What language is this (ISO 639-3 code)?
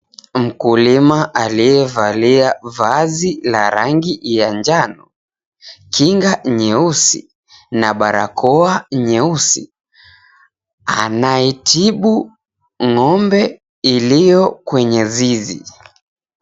swa